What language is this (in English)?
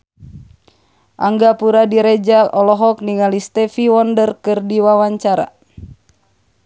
Sundanese